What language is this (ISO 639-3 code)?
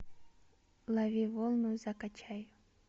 rus